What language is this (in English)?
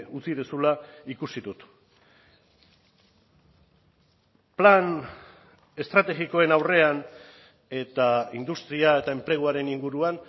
Basque